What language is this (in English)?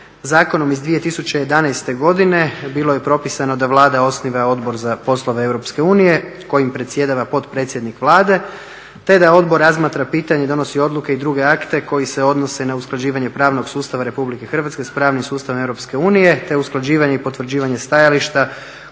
Croatian